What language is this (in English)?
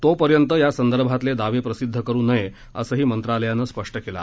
Marathi